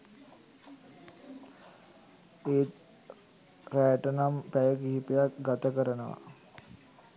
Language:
Sinhala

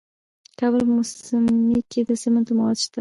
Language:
Pashto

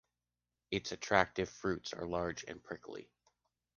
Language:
English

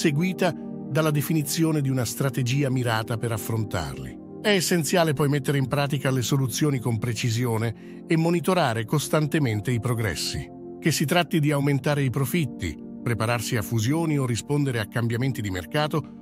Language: Italian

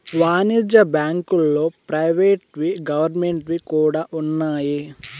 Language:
Telugu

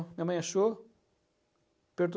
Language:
Portuguese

